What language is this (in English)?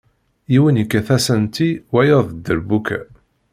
Kabyle